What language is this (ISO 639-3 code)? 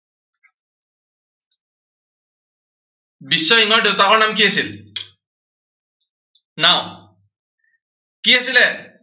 asm